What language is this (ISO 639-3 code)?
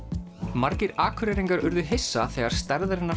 isl